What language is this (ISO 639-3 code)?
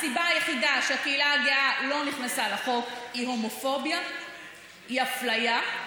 heb